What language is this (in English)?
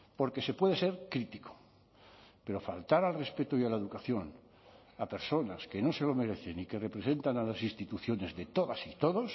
Spanish